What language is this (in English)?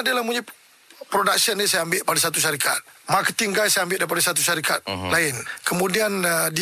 Malay